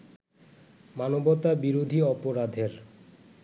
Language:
Bangla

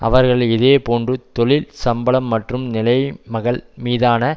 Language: Tamil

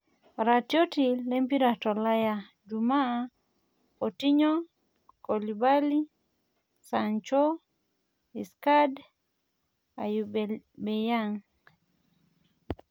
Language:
Masai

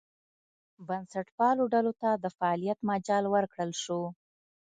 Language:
Pashto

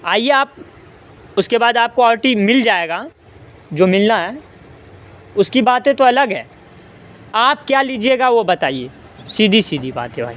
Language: Urdu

